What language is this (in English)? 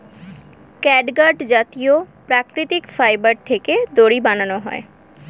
Bangla